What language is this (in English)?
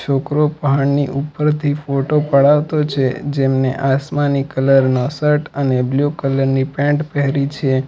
Gujarati